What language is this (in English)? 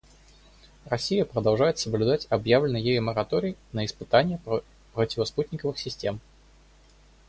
Russian